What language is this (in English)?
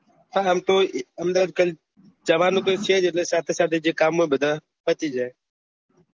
Gujarati